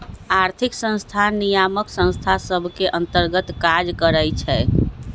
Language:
Magahi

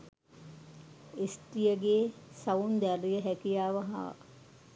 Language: Sinhala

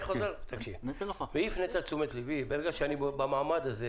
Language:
Hebrew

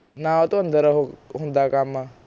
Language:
Punjabi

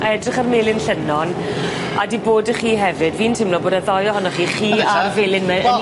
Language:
Welsh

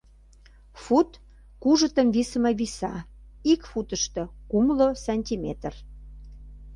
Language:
Mari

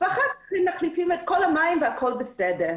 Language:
Hebrew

